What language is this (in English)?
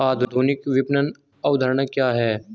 Hindi